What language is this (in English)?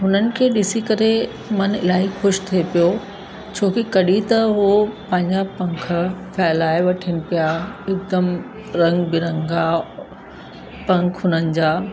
Sindhi